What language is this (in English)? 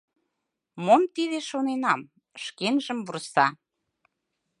Mari